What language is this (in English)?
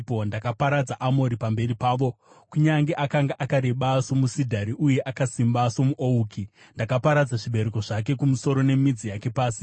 Shona